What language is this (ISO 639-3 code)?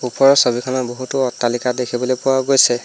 asm